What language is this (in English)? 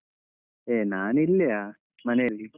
Kannada